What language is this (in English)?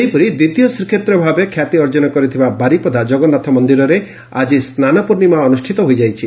Odia